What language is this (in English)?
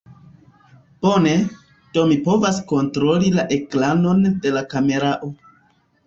Esperanto